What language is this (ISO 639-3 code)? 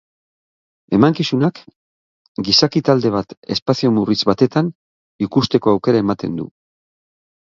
eus